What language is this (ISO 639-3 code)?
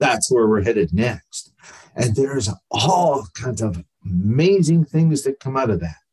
eng